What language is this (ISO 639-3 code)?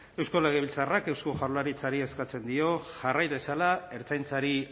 eus